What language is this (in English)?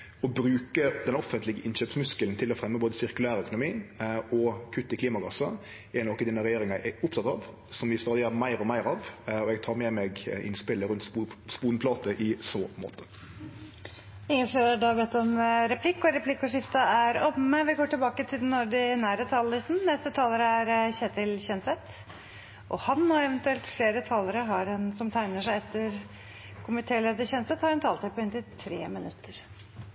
Norwegian